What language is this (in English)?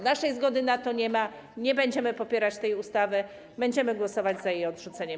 Polish